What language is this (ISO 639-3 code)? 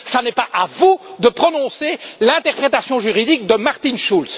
fra